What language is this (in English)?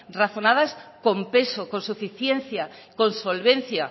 Spanish